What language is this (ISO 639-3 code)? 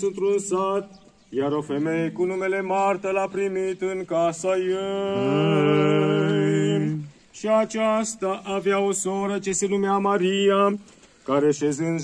ron